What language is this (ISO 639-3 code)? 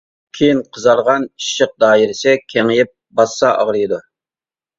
uig